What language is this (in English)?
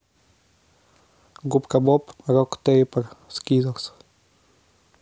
Russian